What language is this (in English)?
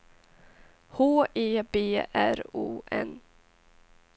Swedish